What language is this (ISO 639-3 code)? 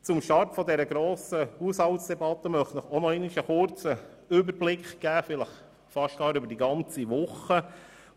gsw